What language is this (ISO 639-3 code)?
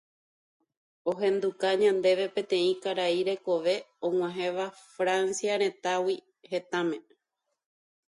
grn